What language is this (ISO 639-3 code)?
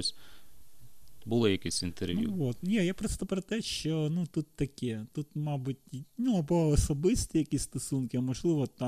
ukr